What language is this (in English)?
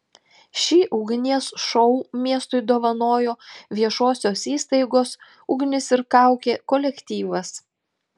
Lithuanian